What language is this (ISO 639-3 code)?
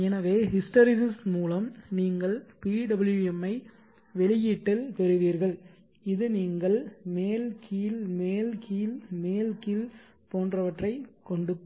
tam